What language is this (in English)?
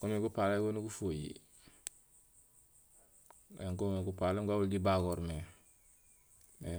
Gusilay